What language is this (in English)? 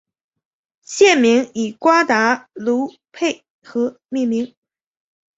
Chinese